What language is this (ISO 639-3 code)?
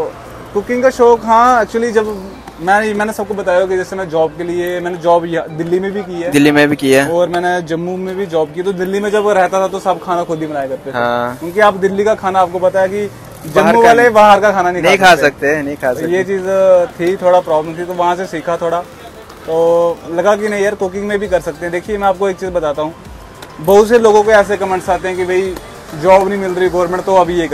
hin